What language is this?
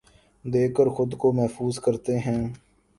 Urdu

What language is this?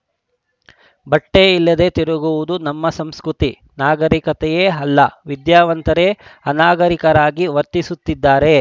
Kannada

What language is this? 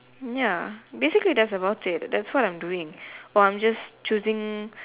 English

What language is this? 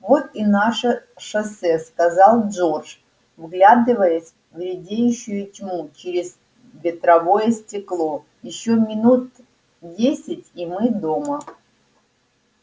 Russian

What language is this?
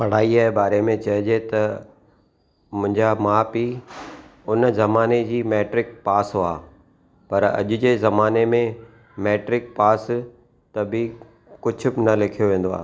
Sindhi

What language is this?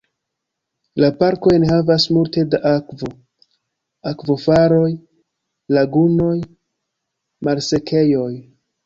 Esperanto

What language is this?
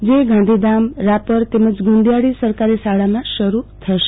Gujarati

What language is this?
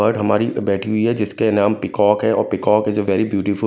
Hindi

